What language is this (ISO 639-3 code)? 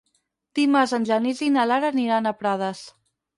cat